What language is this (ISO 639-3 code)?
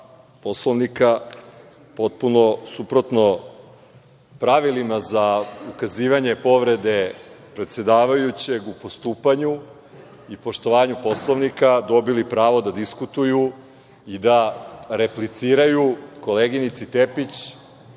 srp